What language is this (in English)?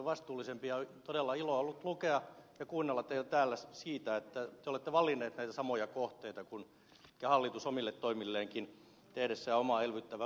Finnish